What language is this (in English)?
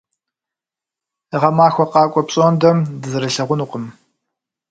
Kabardian